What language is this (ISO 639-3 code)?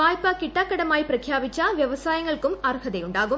mal